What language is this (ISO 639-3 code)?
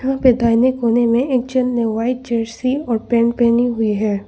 hin